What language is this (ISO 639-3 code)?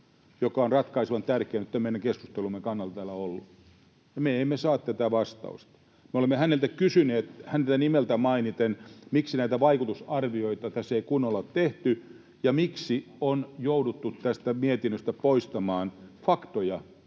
fin